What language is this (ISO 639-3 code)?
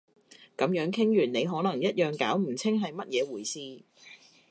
yue